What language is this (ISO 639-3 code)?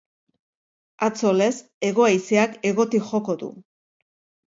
eus